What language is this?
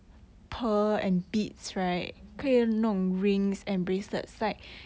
English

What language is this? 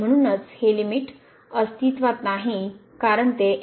Marathi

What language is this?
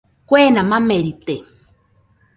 Nüpode Huitoto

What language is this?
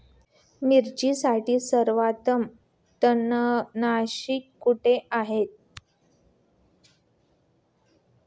Marathi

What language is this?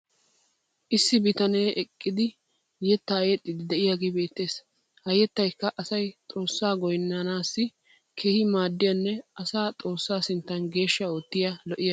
Wolaytta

